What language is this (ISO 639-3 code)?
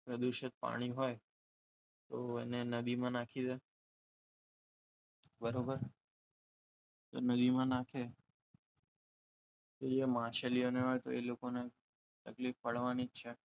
guj